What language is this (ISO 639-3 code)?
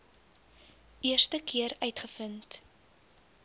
afr